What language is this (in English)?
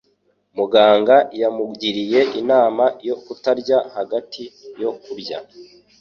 Kinyarwanda